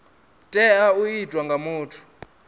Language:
Venda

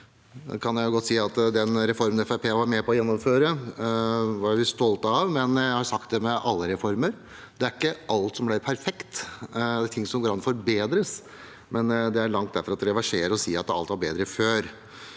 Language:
Norwegian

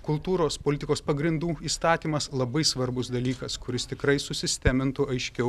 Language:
Lithuanian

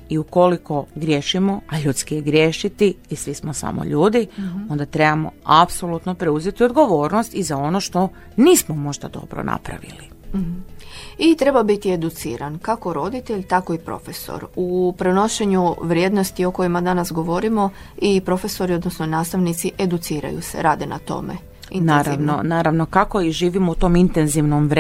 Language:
Croatian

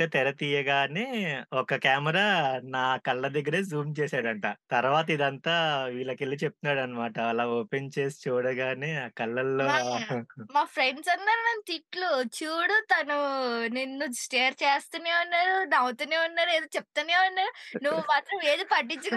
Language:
Telugu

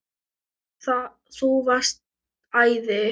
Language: Icelandic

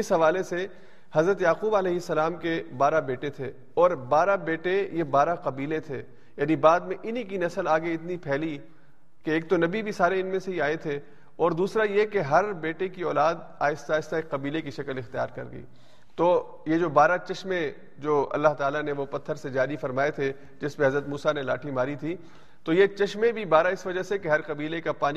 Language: Urdu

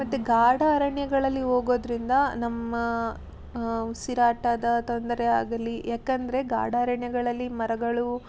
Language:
Kannada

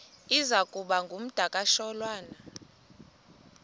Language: Xhosa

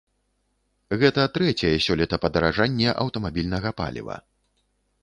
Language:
Belarusian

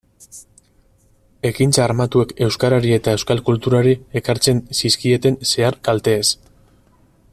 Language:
Basque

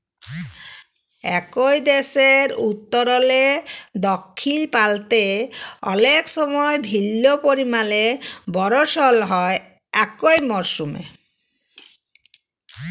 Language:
Bangla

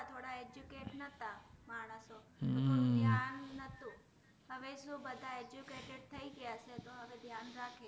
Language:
Gujarati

